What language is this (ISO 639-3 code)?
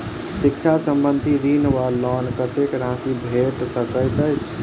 mai